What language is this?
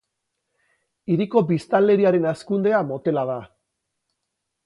Basque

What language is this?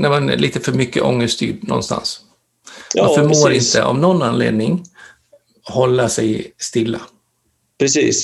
Swedish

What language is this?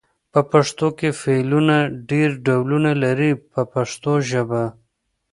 Pashto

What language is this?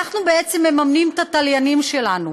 Hebrew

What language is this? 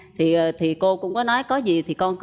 Vietnamese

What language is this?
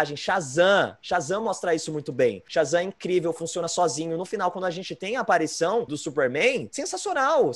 Portuguese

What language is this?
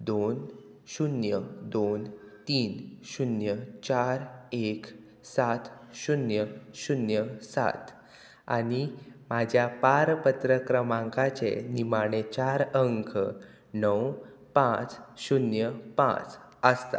Konkani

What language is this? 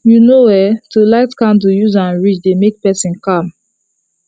Nigerian Pidgin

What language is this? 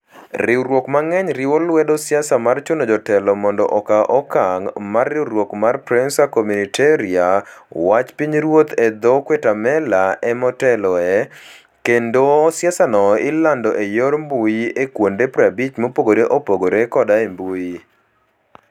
Luo (Kenya and Tanzania)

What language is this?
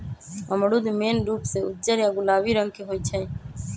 Magahi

